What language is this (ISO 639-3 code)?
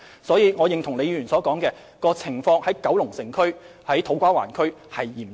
yue